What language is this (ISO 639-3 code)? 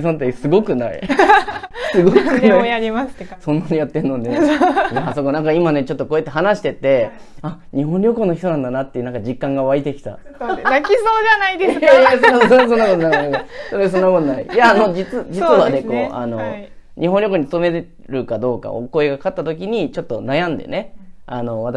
jpn